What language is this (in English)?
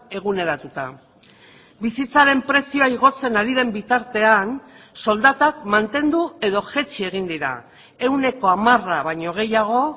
Basque